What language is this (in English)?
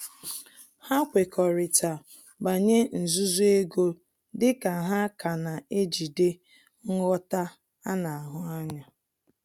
Igbo